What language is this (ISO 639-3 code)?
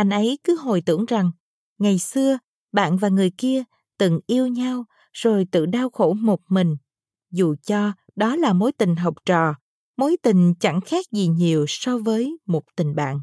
vie